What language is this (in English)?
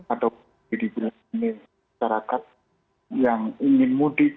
Indonesian